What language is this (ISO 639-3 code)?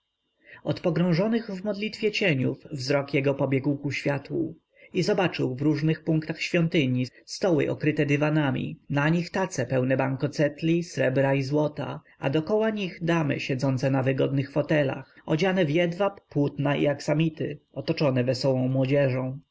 pol